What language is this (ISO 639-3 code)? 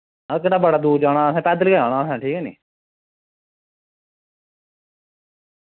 doi